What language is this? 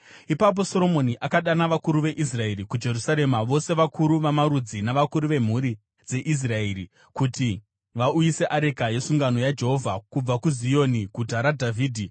Shona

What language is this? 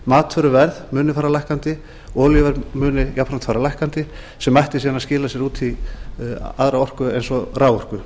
Icelandic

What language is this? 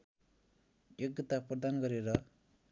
Nepali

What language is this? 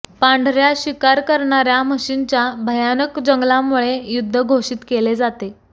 Marathi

